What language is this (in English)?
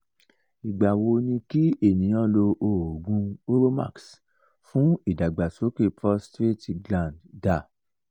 Yoruba